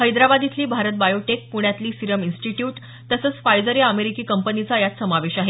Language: Marathi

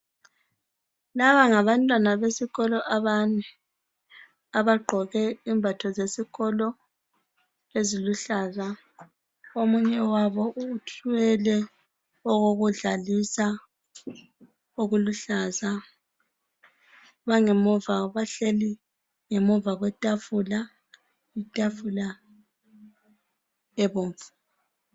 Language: North Ndebele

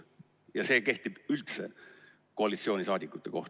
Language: Estonian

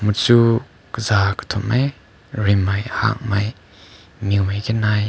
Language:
Rongmei Naga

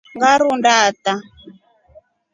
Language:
Rombo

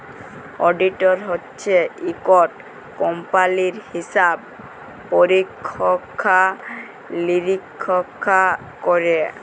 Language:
Bangla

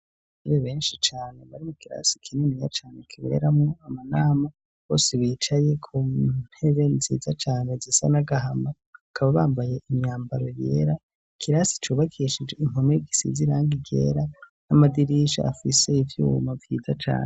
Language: Rundi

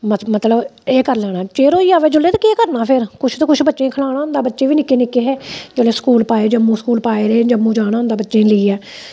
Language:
Dogri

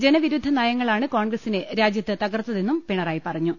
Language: Malayalam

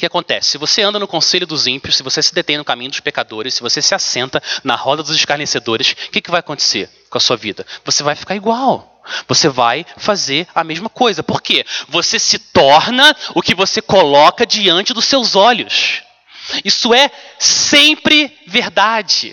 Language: Portuguese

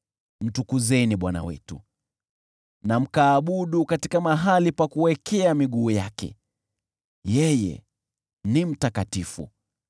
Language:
Swahili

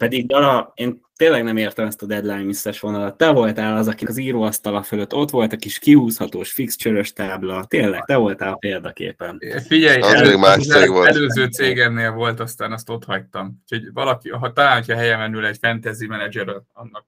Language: Hungarian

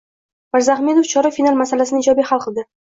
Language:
Uzbek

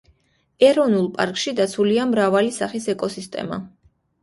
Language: Georgian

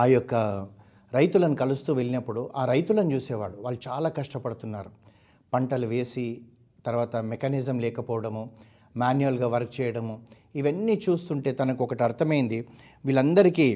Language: Telugu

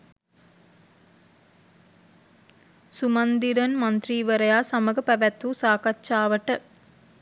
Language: Sinhala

